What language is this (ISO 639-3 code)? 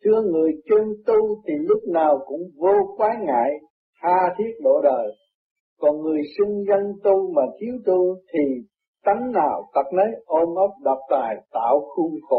vie